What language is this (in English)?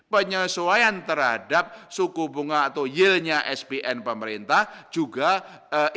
Indonesian